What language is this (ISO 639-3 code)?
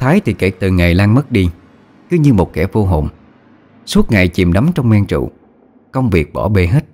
vie